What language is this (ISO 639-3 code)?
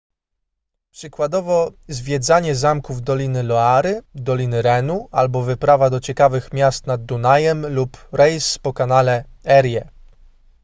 pol